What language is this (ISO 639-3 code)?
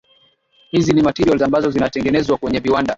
swa